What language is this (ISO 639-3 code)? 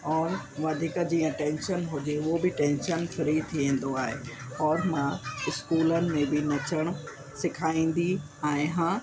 snd